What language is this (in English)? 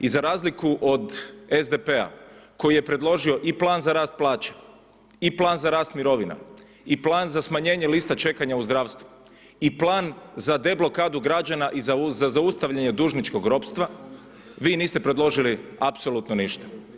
Croatian